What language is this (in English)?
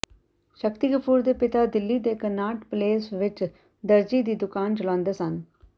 Punjabi